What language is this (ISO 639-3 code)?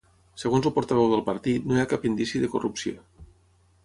cat